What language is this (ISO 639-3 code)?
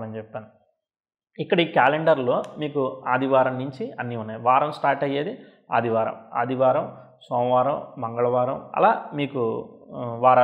tel